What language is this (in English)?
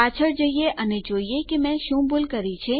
Gujarati